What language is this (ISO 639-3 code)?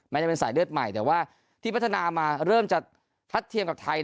tha